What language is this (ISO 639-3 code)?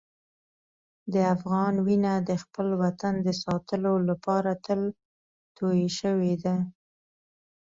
pus